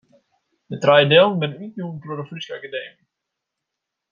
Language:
Western Frisian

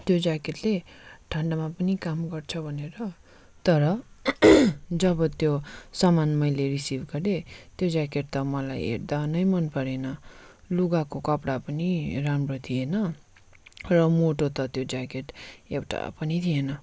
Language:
Nepali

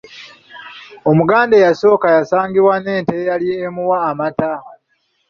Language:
Ganda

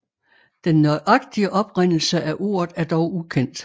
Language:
Danish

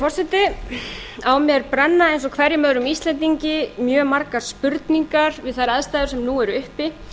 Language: Icelandic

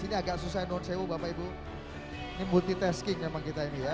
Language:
Indonesian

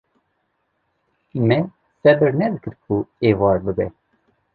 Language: Kurdish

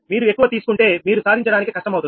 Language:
Telugu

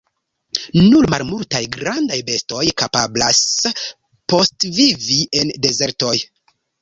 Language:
Esperanto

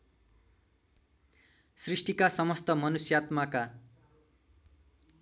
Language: Nepali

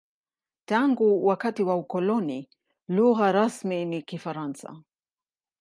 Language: Swahili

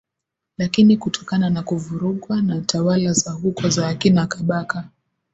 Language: Swahili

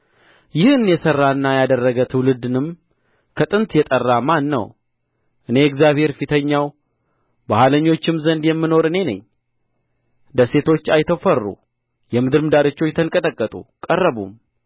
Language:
Amharic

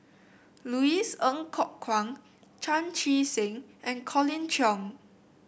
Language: English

